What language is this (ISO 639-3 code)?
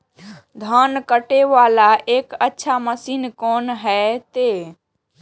mai